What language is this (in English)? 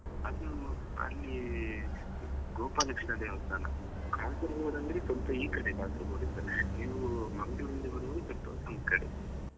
Kannada